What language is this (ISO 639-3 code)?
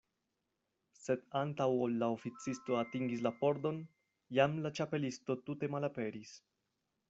epo